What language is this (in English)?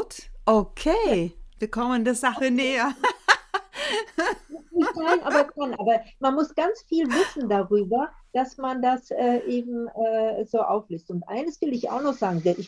German